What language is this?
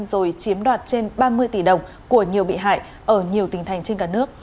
Vietnamese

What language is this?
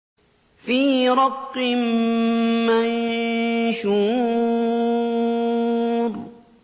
Arabic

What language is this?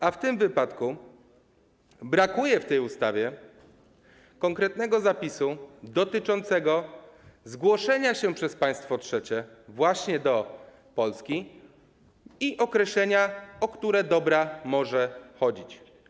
Polish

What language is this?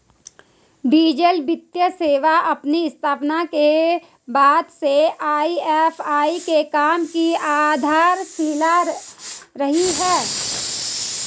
Hindi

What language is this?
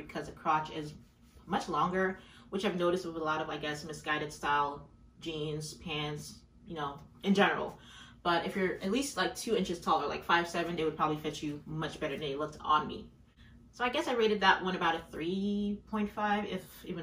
English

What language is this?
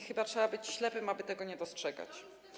Polish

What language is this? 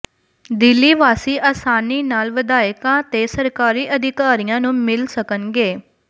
Punjabi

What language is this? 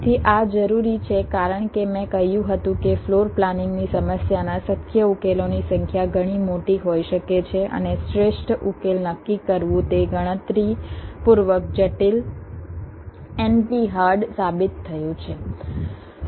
Gujarati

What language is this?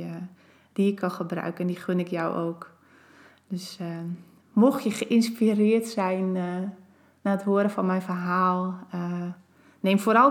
Dutch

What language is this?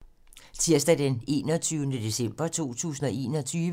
Danish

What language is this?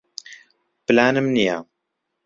Central Kurdish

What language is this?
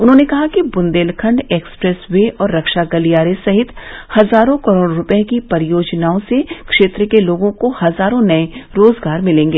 Hindi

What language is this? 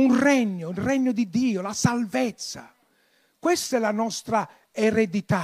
Italian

